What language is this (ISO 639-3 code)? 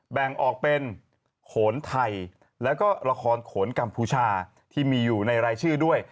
tha